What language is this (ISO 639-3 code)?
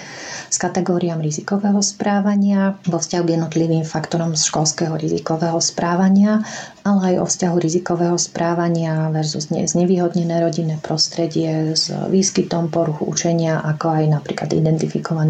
slk